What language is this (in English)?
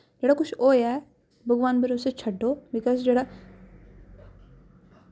Dogri